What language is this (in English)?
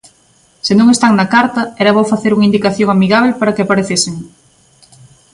Galician